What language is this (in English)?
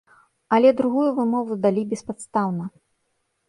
Belarusian